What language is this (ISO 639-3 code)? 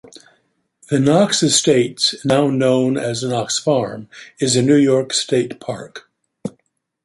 eng